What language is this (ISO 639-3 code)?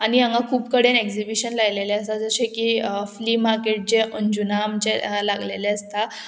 kok